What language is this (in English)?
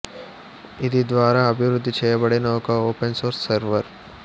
Telugu